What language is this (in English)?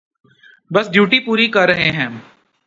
Urdu